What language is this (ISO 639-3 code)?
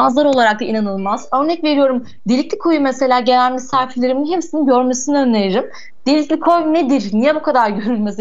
tur